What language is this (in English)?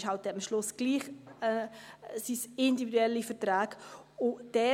Swiss German